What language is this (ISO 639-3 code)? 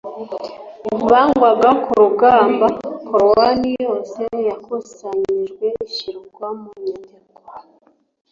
kin